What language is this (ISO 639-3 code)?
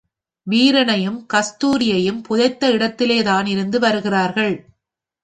tam